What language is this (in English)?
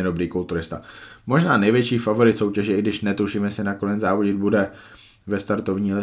Czech